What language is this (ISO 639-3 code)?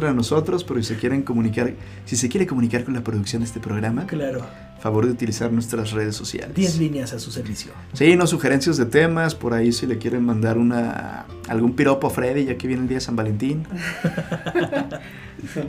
spa